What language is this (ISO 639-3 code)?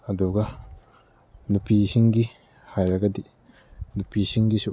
mni